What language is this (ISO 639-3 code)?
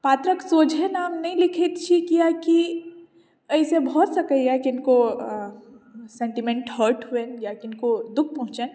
mai